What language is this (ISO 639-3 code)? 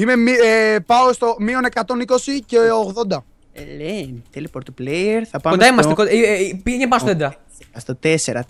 ell